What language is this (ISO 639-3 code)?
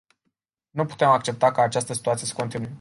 ron